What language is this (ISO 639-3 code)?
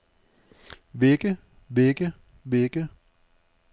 dan